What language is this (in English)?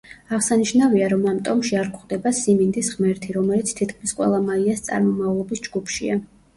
Georgian